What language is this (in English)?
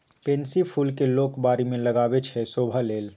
Maithili